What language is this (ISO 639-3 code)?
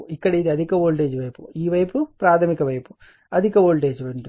tel